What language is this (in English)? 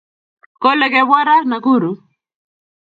Kalenjin